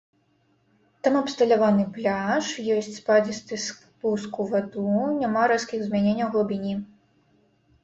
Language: Belarusian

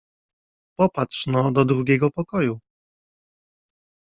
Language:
Polish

